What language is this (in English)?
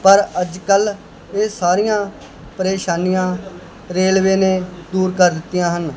Punjabi